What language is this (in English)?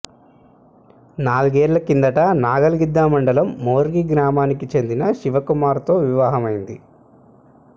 Telugu